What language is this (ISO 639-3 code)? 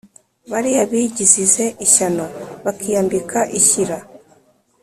kin